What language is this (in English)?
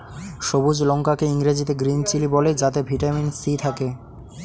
Bangla